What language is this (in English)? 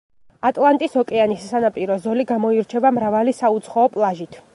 Georgian